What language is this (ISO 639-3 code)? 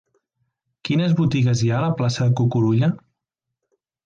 cat